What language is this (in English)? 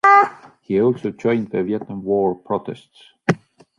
English